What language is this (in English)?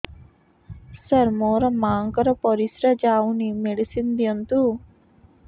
Odia